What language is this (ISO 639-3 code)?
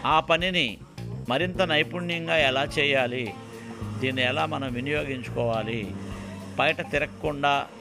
tel